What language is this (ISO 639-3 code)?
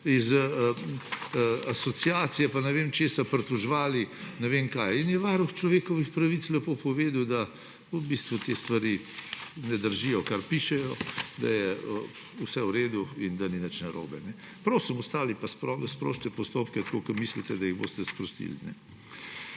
slv